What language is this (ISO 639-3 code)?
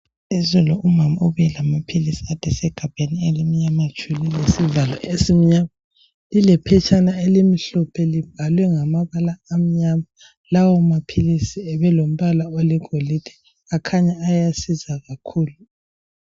nde